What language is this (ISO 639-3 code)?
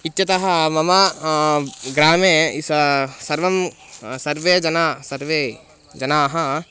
san